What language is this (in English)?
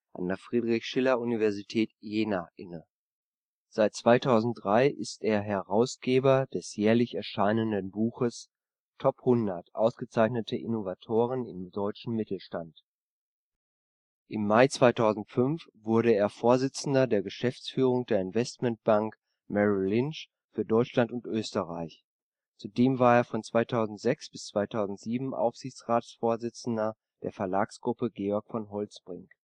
German